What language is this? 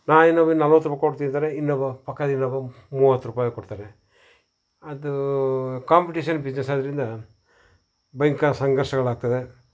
Kannada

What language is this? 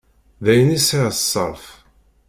Kabyle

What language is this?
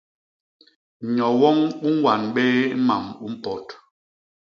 Basaa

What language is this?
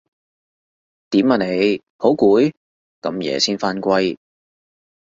Cantonese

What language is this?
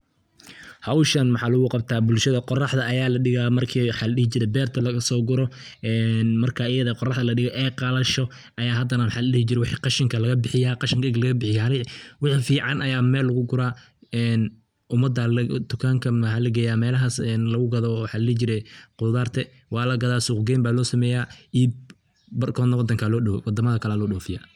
Somali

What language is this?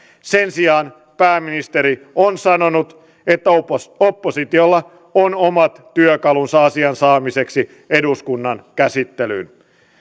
Finnish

